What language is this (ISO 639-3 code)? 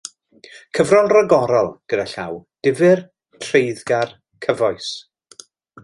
cym